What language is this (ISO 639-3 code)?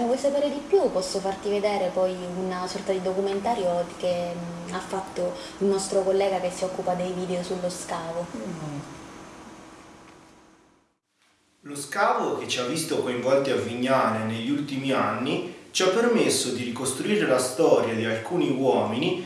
ita